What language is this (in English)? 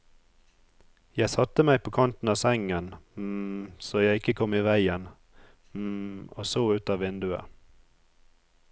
Norwegian